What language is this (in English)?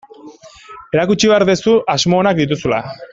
Basque